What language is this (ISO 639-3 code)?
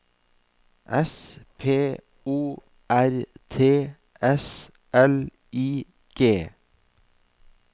nor